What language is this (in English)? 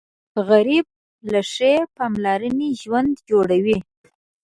Pashto